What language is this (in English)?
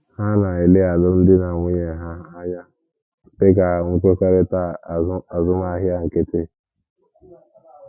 Igbo